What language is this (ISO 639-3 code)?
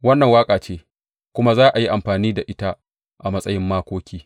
hau